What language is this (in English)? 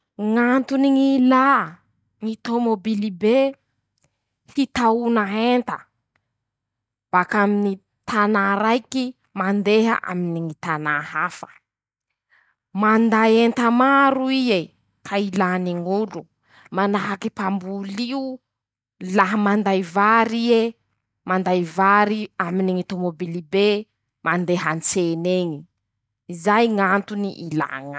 Masikoro Malagasy